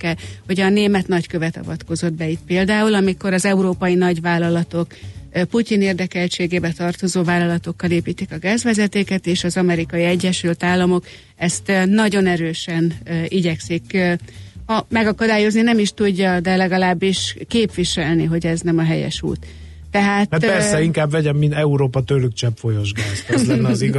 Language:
Hungarian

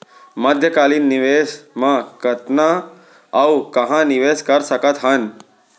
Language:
Chhattisgarhi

